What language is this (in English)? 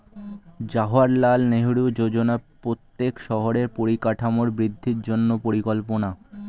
Bangla